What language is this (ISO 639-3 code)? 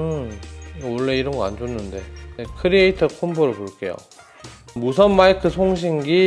kor